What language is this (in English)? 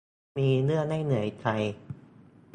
Thai